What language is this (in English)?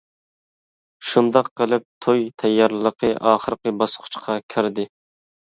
Uyghur